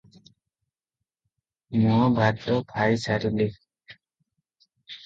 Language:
Odia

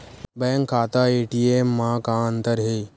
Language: Chhattisgarhi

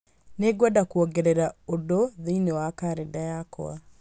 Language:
Kikuyu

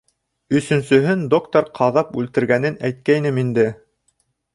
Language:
Bashkir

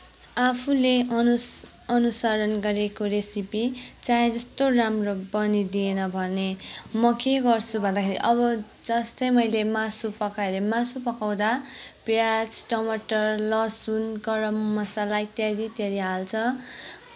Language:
Nepali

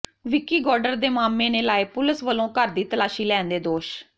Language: Punjabi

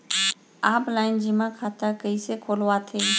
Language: Chhattisgarhi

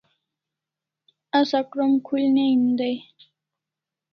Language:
Kalasha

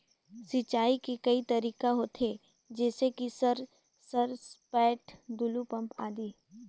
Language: Chhattisgarhi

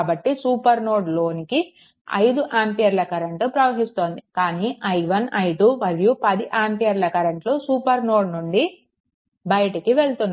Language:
Telugu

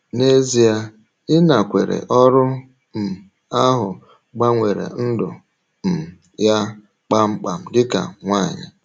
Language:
Igbo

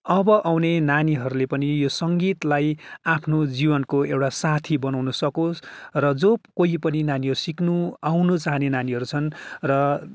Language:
Nepali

